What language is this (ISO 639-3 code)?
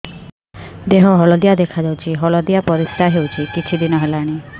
ori